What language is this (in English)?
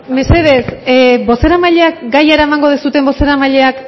Basque